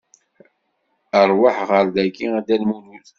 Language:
Kabyle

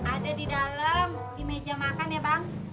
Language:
Indonesian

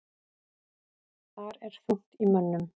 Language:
Icelandic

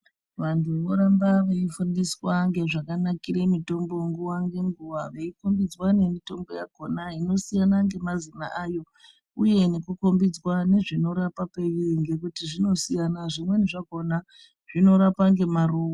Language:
Ndau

